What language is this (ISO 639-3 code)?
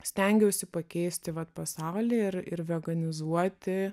lit